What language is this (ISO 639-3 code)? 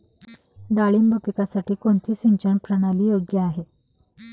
mar